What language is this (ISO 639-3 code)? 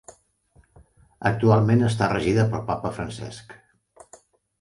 cat